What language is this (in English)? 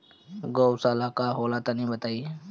Bhojpuri